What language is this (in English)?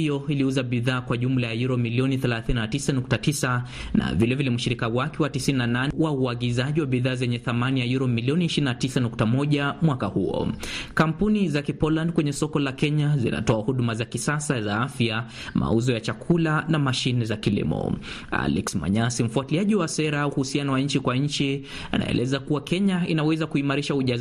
Swahili